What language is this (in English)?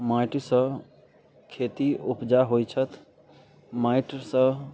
Maithili